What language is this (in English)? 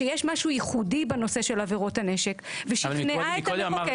Hebrew